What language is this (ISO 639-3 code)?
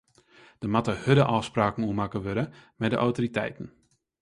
fry